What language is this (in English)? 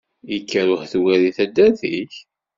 Kabyle